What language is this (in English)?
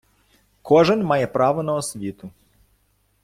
Ukrainian